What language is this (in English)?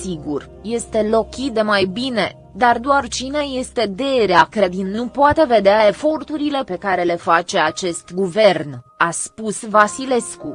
Romanian